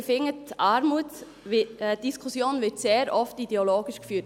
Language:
Swiss German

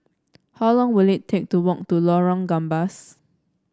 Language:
English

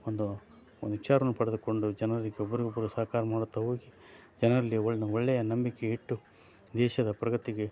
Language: Kannada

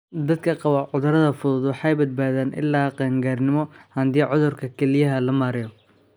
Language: Somali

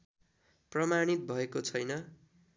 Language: Nepali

